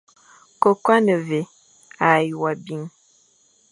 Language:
Fang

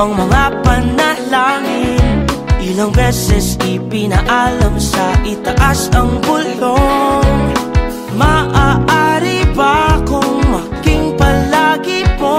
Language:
Filipino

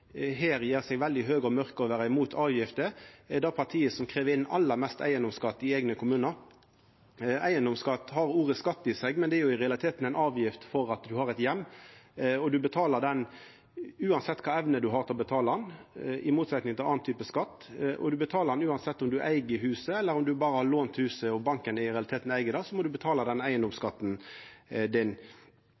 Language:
Norwegian Nynorsk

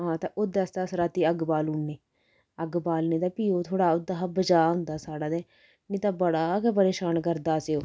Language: Dogri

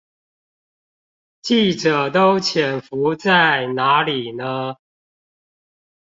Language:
Chinese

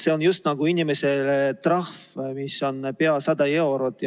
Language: Estonian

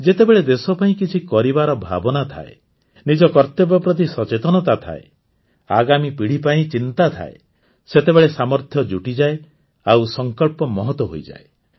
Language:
Odia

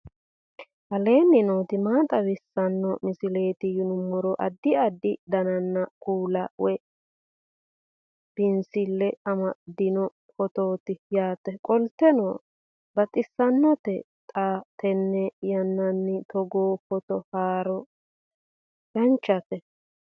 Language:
Sidamo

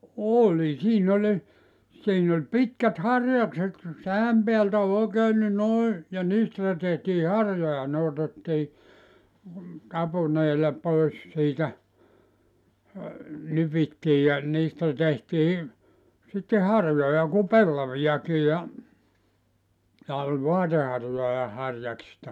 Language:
Finnish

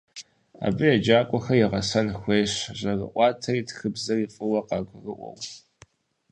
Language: Kabardian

